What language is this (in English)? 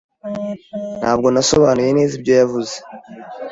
Kinyarwanda